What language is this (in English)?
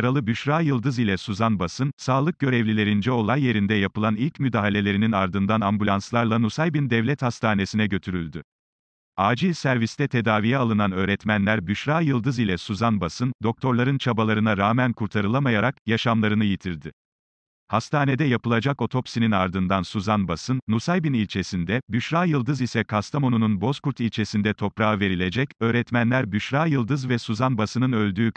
Turkish